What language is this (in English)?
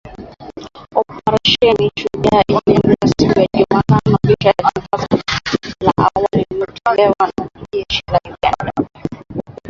Swahili